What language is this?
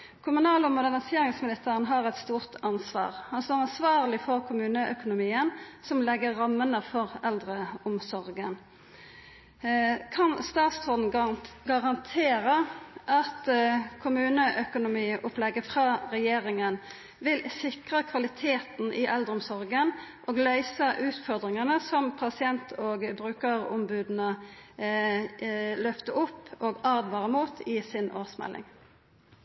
Norwegian Nynorsk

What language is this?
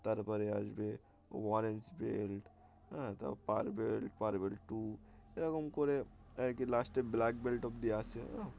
Bangla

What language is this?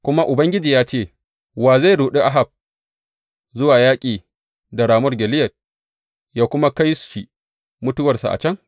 Hausa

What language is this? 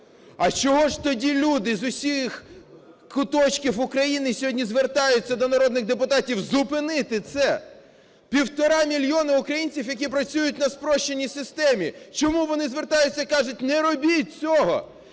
Ukrainian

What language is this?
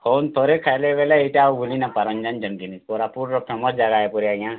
Odia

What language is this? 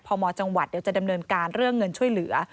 Thai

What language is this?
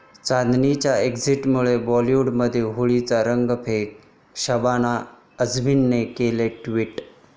Marathi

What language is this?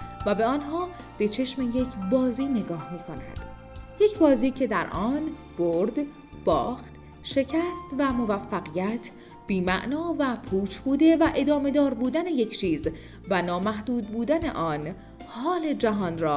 Persian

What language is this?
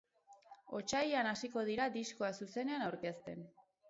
Basque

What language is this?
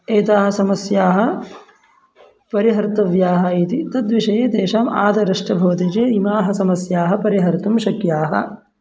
Sanskrit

